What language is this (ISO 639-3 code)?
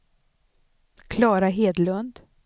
swe